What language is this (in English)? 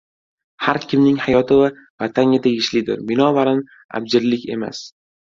Uzbek